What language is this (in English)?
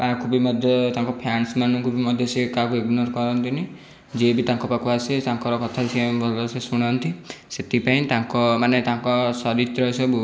Odia